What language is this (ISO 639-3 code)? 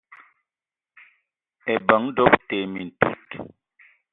eto